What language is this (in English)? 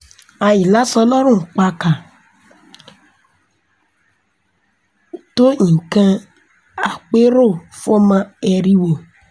Yoruba